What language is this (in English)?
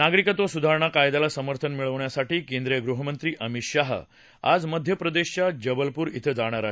Marathi